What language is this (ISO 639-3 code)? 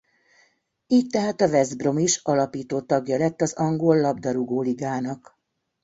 hun